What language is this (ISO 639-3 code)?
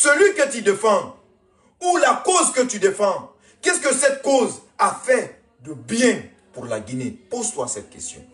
fra